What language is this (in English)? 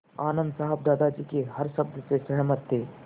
Hindi